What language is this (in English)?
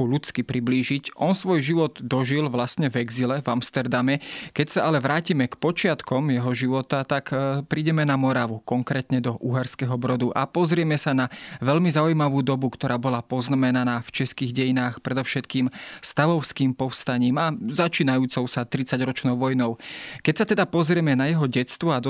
Slovak